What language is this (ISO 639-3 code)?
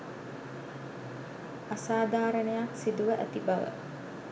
sin